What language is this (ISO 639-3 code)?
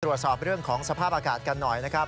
tha